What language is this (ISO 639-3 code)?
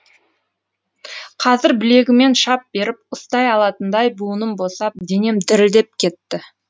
kaz